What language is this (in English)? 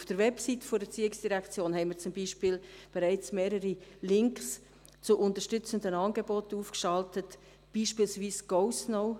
Swiss German